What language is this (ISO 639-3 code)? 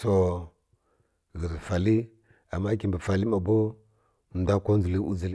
fkk